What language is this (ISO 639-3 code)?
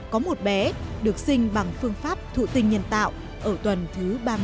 vie